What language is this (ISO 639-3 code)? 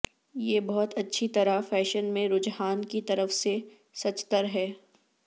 urd